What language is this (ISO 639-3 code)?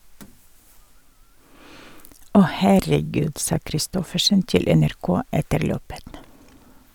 nor